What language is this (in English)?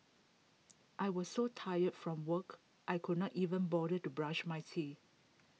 English